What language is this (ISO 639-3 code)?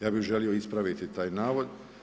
hrv